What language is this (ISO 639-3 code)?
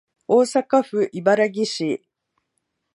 jpn